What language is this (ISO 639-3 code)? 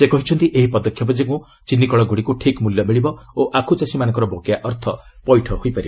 ori